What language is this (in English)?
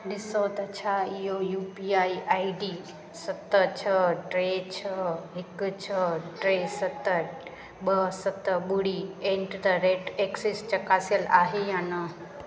Sindhi